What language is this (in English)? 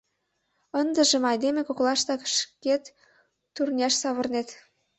Mari